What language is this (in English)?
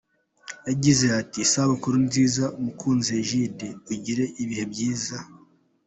Kinyarwanda